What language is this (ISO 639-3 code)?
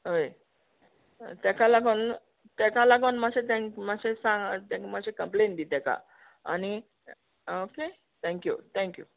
kok